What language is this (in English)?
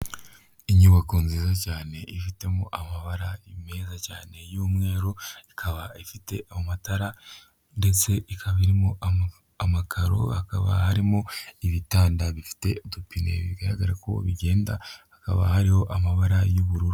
Kinyarwanda